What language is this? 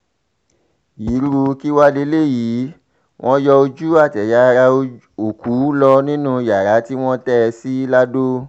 Yoruba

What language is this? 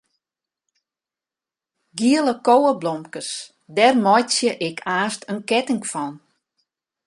Western Frisian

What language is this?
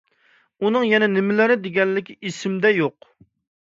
Uyghur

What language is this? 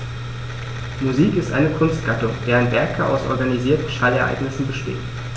German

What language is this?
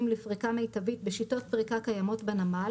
Hebrew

